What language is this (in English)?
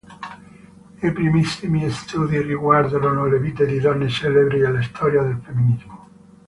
Italian